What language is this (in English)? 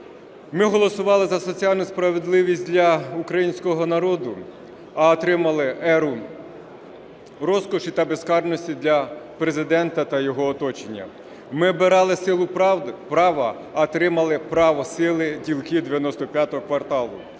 Ukrainian